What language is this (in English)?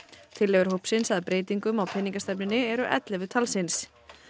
Icelandic